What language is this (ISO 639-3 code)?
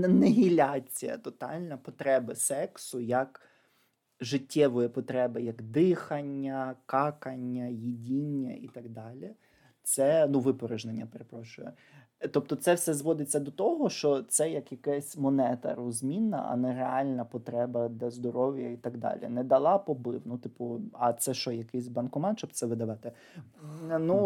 ukr